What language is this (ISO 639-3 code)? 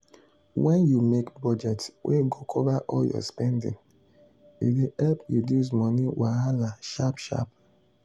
pcm